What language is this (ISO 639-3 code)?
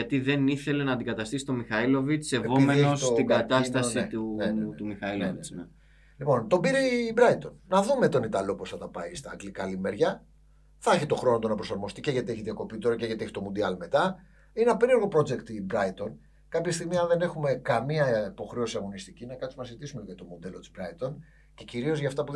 ell